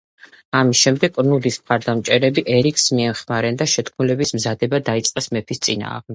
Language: Georgian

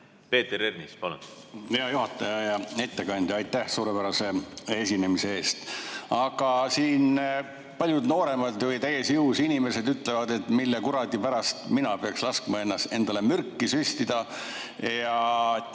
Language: Estonian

